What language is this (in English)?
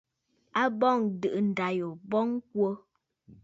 Bafut